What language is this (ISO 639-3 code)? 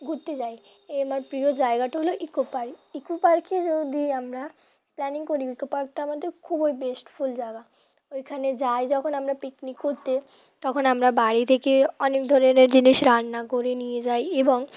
ben